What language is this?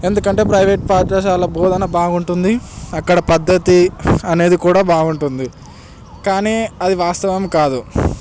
Telugu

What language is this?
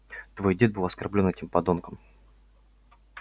Russian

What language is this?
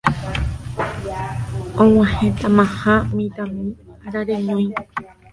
Guarani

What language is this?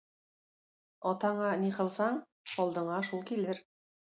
Tatar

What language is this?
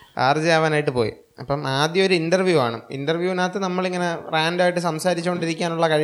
Malayalam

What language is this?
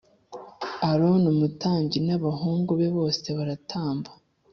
Kinyarwanda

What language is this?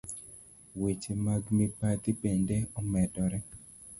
Luo (Kenya and Tanzania)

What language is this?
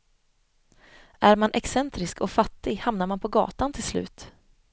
Swedish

